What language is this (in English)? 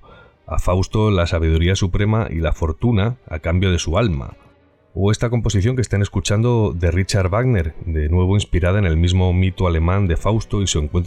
Spanish